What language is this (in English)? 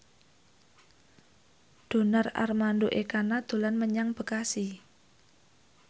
Javanese